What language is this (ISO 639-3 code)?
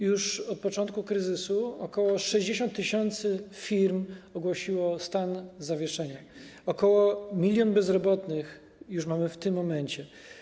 pol